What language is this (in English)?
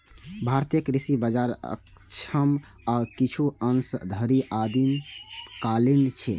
Maithili